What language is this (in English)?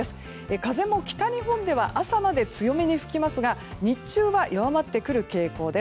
Japanese